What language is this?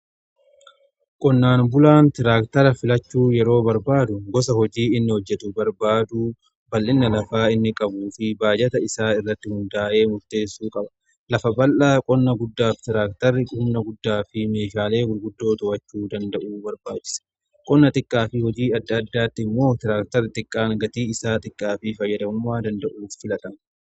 Oromo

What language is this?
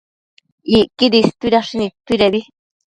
Matsés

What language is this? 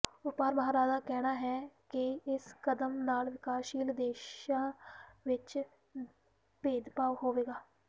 Punjabi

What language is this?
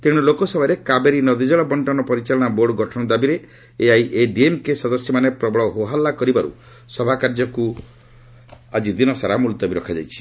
Odia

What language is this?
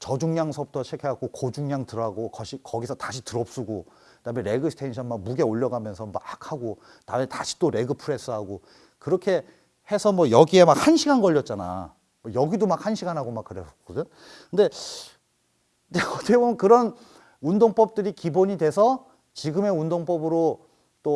Korean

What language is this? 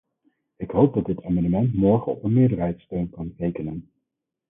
Dutch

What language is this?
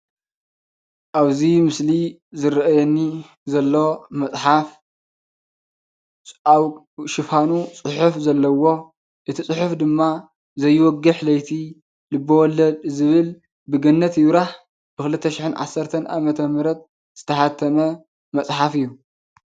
Tigrinya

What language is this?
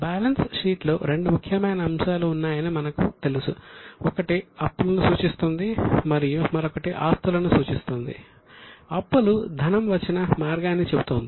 Telugu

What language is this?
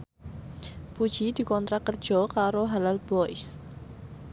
Javanese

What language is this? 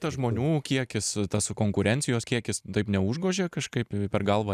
Lithuanian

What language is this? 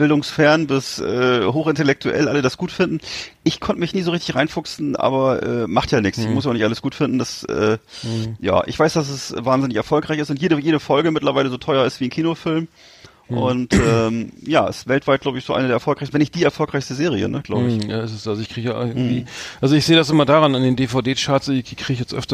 German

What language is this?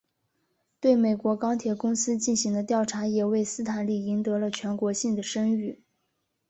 Chinese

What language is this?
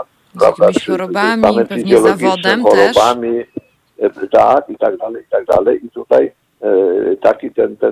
Polish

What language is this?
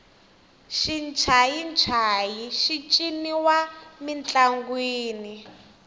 Tsonga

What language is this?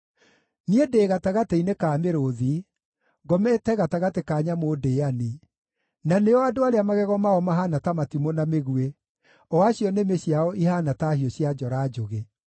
Kikuyu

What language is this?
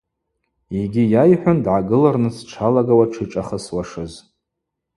Abaza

